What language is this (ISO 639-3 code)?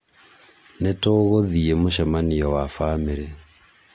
kik